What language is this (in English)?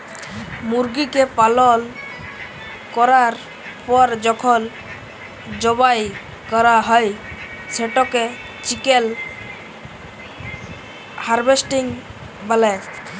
Bangla